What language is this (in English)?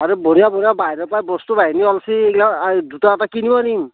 Assamese